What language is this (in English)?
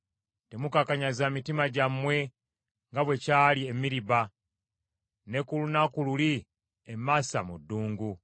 Ganda